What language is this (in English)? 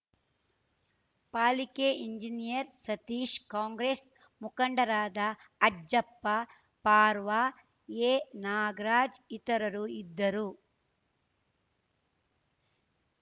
Kannada